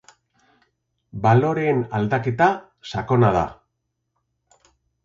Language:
Basque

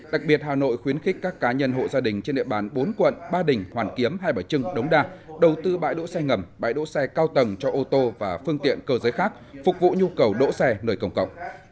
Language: Vietnamese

